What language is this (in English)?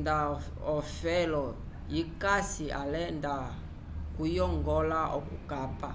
Umbundu